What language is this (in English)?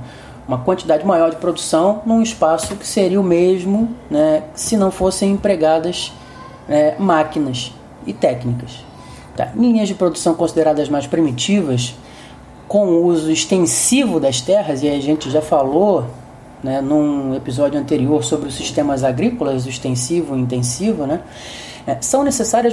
Portuguese